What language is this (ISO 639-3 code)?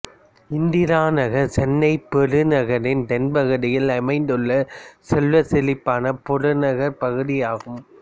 tam